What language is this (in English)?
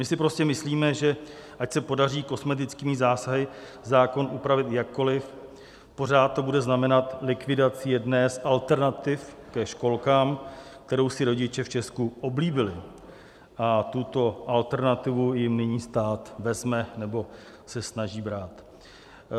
Czech